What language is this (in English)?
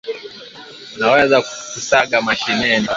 Swahili